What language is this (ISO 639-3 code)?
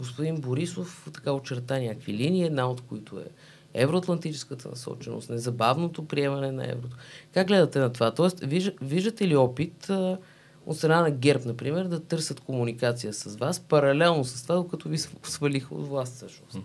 bul